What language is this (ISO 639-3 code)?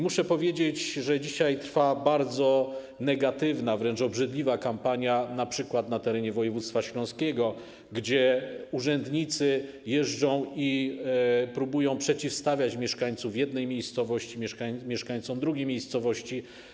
pol